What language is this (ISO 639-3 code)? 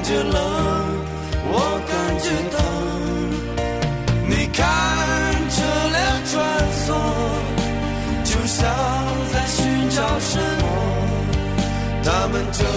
zho